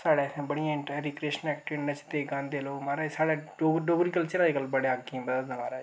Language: Dogri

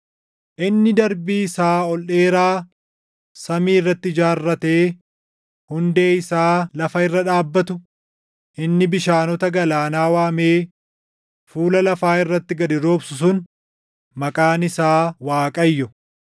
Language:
Oromo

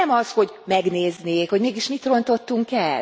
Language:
Hungarian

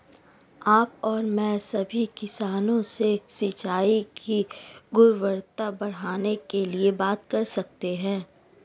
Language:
Hindi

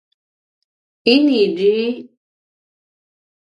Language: Paiwan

